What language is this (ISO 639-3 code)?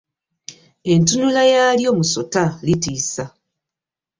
lug